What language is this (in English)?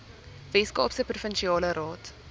Afrikaans